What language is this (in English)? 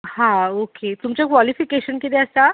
Konkani